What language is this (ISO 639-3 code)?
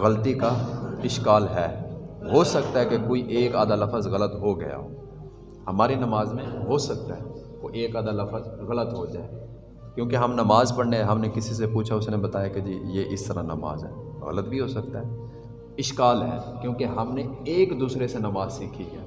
urd